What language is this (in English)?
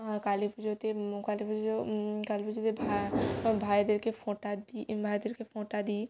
Bangla